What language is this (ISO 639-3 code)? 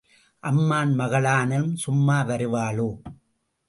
tam